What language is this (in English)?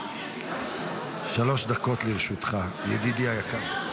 Hebrew